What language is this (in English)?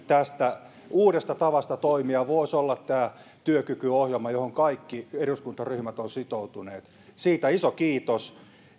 Finnish